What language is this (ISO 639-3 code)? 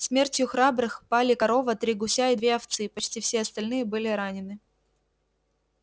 rus